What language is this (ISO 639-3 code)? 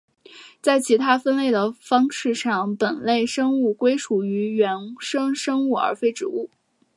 zho